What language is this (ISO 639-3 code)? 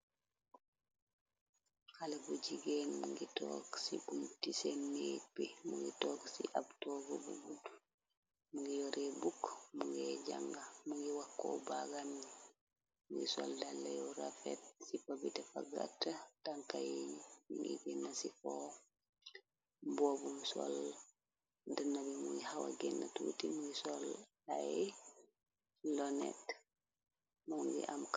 wol